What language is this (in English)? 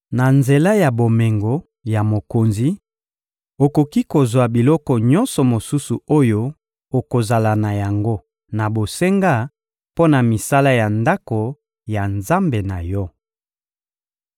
Lingala